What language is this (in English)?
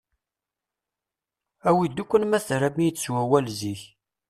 Kabyle